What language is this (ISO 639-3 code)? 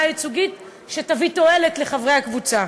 heb